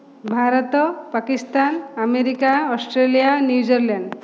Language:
Odia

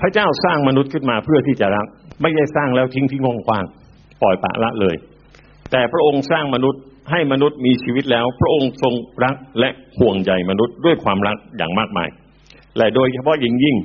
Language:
Thai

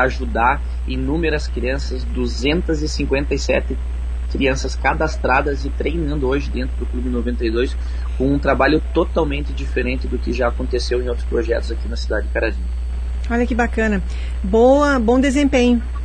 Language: Portuguese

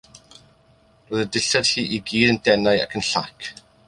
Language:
Welsh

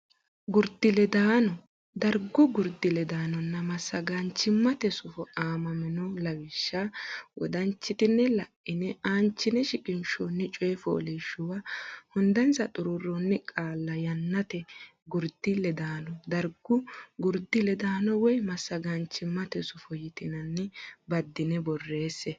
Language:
Sidamo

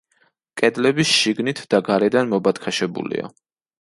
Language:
Georgian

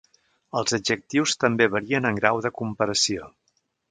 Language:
Catalan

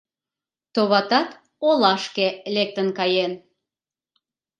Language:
Mari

